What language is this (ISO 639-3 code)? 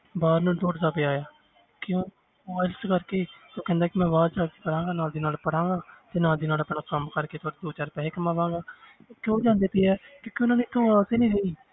pan